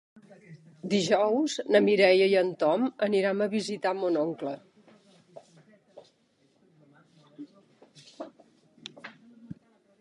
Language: Catalan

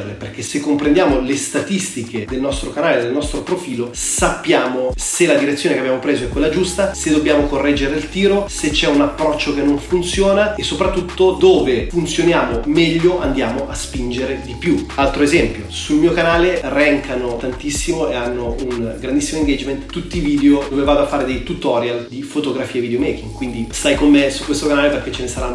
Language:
Italian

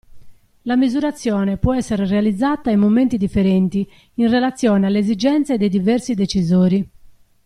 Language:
Italian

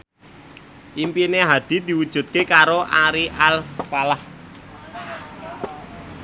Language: Javanese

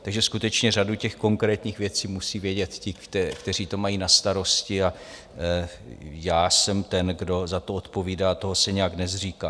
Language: Czech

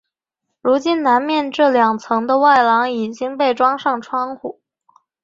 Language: Chinese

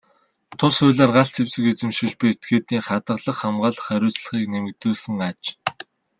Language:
Mongolian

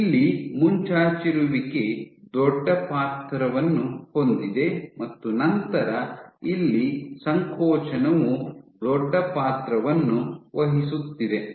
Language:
Kannada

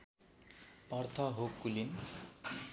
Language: Nepali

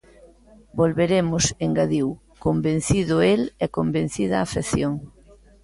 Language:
Galician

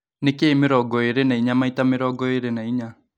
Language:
Kikuyu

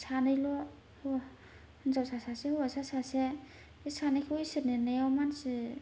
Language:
Bodo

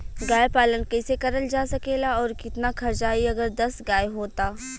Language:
Bhojpuri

